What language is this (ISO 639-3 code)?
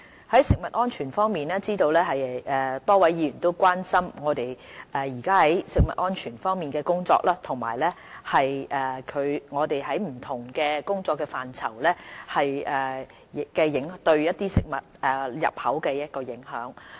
yue